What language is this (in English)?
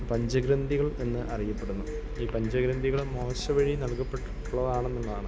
Malayalam